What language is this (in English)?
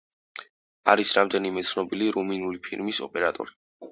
Georgian